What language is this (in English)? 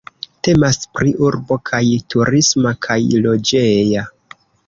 Esperanto